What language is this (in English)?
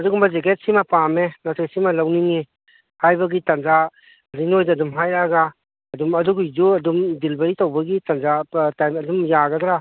Manipuri